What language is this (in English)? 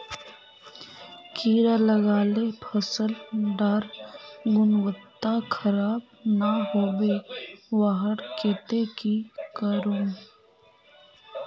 Magahi